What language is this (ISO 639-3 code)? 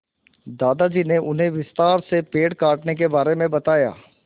hin